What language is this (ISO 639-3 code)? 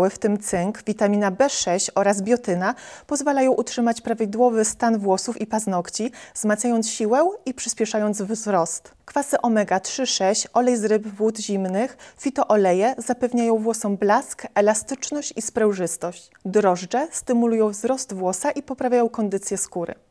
pol